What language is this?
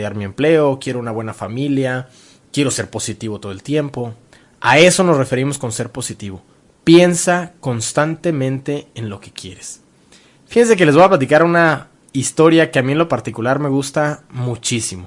Spanish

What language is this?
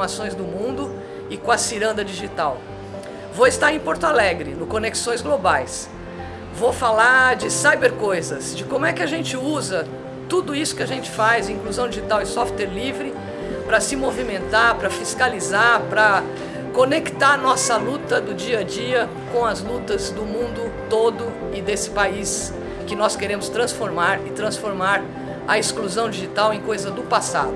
Portuguese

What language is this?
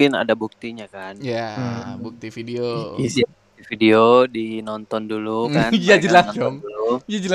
Indonesian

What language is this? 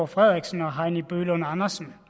Danish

